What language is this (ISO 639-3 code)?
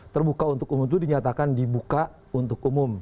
ind